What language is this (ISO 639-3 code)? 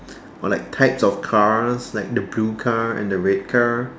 eng